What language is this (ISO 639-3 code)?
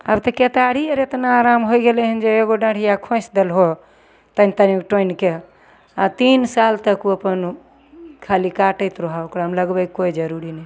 mai